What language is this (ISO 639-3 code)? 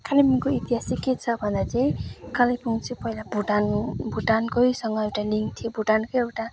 nep